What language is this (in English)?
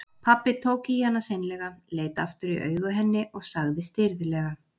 Icelandic